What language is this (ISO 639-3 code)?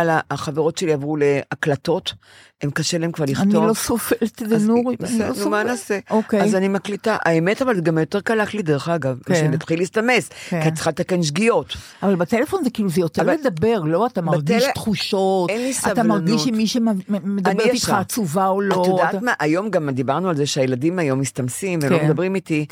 heb